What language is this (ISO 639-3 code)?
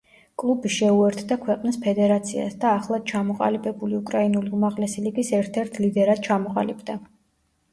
kat